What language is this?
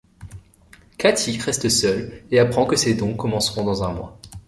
French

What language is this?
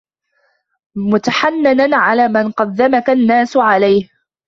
Arabic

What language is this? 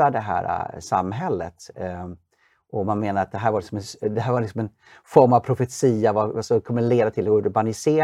Swedish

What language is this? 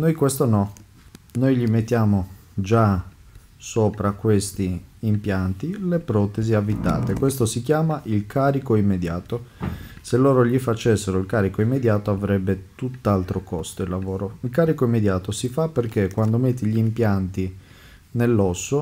Italian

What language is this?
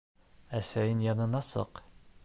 Bashkir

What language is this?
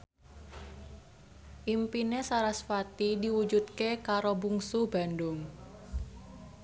Javanese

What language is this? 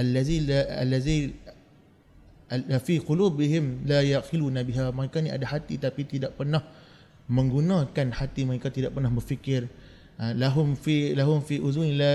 Malay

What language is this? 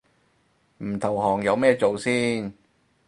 Cantonese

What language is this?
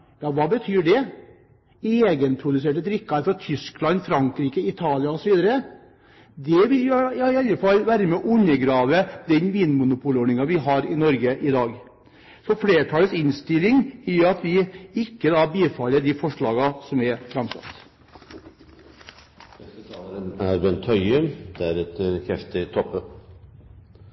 Norwegian Bokmål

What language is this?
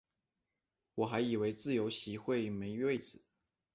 Chinese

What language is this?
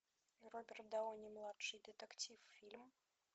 Russian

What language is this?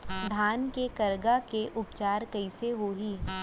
Chhattisgarhi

